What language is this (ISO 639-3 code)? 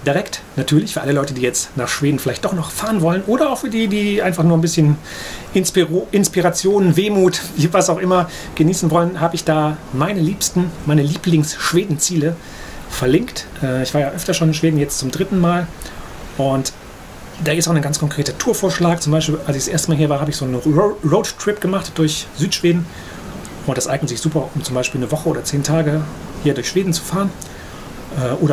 deu